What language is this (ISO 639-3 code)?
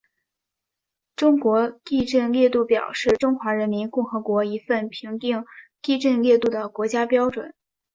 zho